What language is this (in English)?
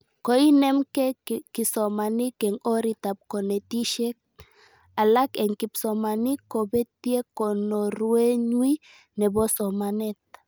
Kalenjin